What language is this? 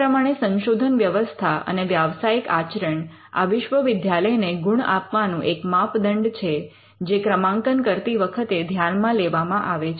Gujarati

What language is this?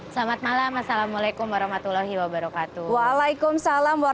Indonesian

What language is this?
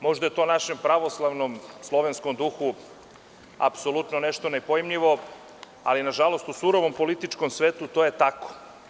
Serbian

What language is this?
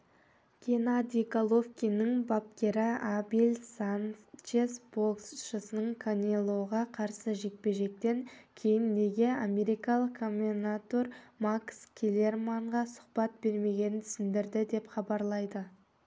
Kazakh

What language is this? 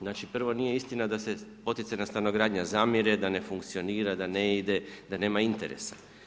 Croatian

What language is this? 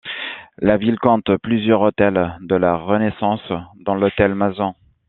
French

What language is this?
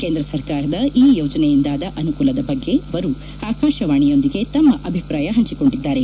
Kannada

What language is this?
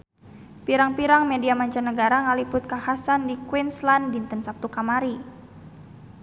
Sundanese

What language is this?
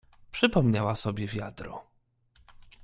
Polish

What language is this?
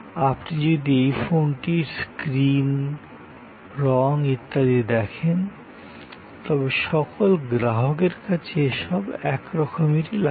Bangla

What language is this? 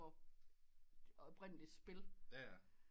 Danish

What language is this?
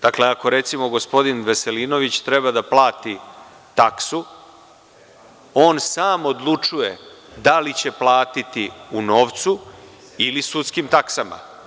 Serbian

